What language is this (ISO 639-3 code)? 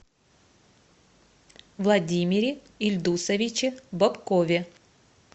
rus